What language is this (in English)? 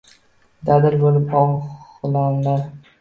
Uzbek